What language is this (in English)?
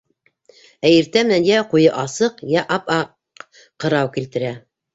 Bashkir